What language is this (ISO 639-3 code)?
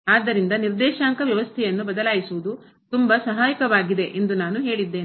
kan